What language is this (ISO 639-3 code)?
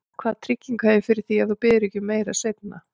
isl